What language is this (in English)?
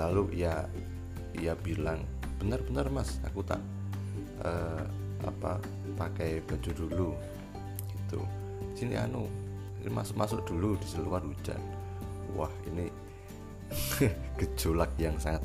Indonesian